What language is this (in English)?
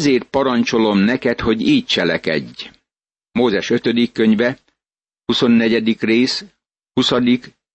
Hungarian